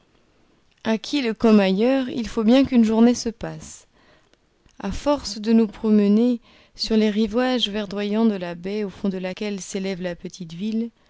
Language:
French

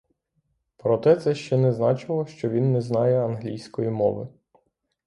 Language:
Ukrainian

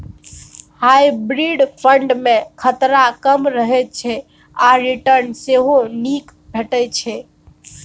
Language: Maithili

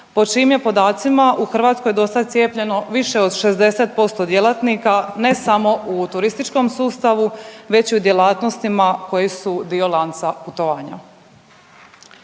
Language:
Croatian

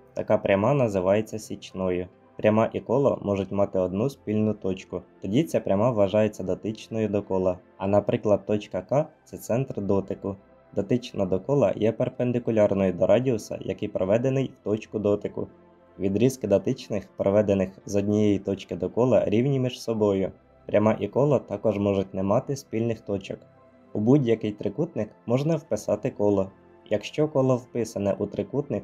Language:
Ukrainian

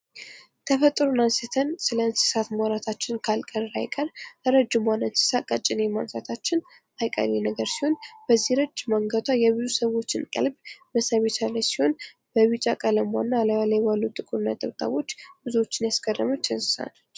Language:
Amharic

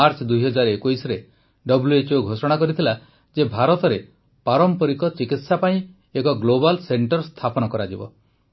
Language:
Odia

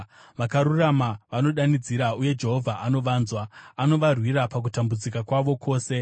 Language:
Shona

